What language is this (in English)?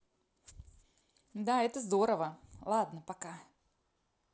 Russian